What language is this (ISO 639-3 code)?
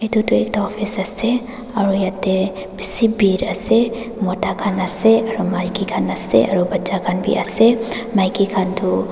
nag